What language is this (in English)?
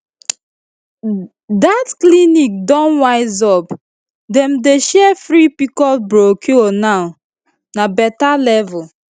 Nigerian Pidgin